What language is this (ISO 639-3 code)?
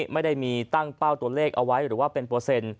tha